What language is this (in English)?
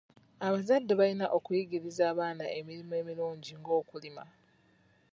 Ganda